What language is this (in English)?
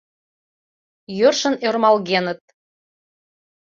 Mari